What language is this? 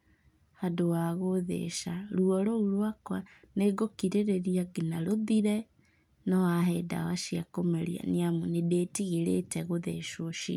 Kikuyu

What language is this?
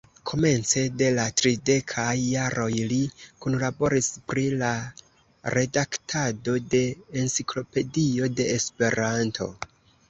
Esperanto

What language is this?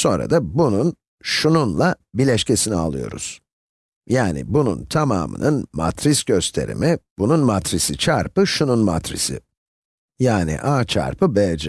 Turkish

